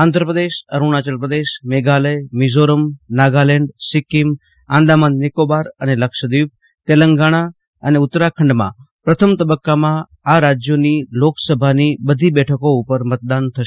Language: Gujarati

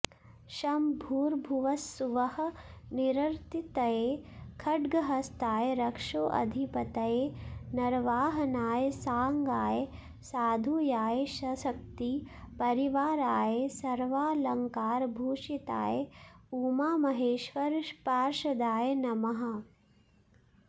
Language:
Sanskrit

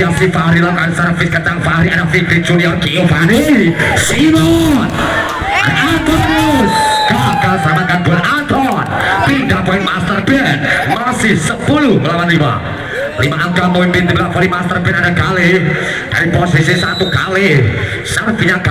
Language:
Indonesian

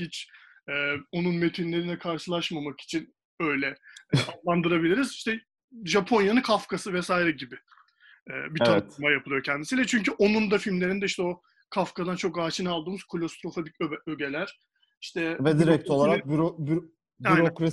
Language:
Turkish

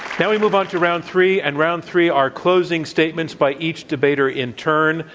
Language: English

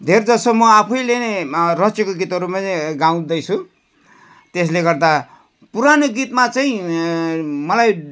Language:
Nepali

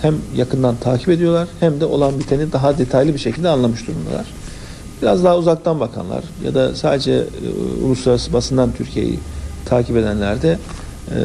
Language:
Turkish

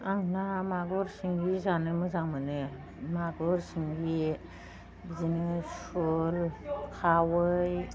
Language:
Bodo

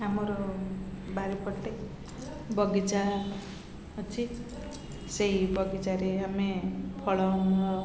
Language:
Odia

